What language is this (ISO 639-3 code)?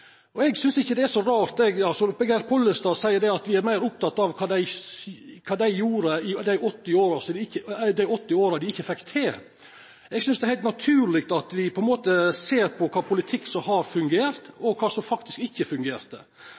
nno